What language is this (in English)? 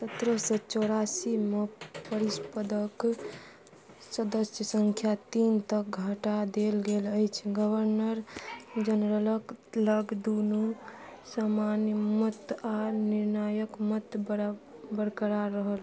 Maithili